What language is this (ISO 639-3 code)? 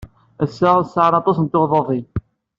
kab